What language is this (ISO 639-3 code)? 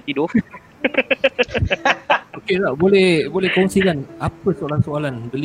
msa